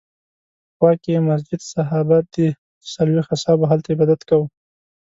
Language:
Pashto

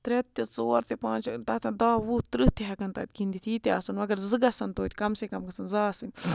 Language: Kashmiri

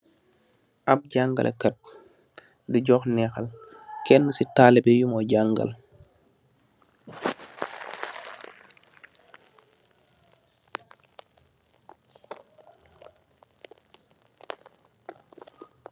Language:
Wolof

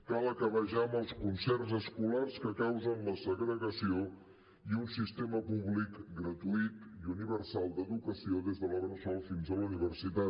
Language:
Catalan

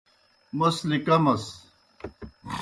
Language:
Kohistani Shina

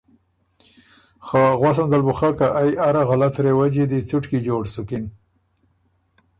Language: Ormuri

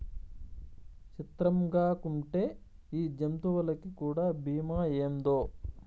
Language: Telugu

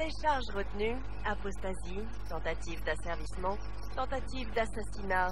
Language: French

